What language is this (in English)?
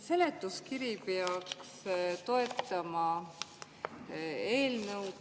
Estonian